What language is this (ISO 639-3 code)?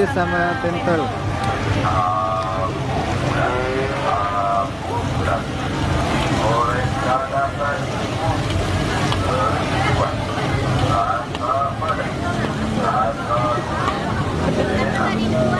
ind